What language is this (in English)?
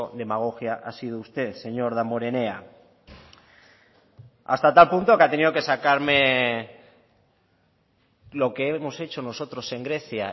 Spanish